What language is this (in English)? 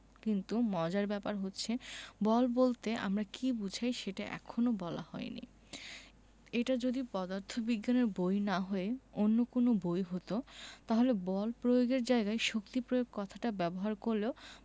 Bangla